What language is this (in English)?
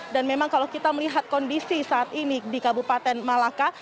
Indonesian